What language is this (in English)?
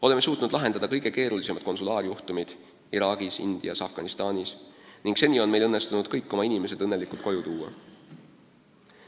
Estonian